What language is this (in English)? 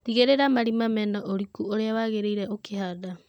Kikuyu